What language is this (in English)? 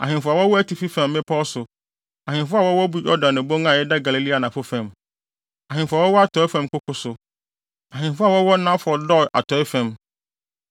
Akan